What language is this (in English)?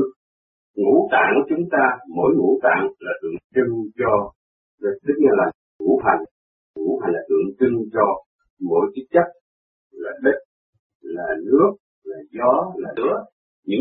Vietnamese